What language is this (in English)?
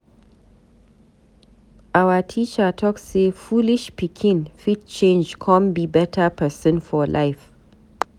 Nigerian Pidgin